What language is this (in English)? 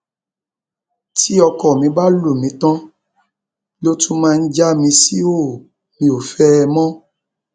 Yoruba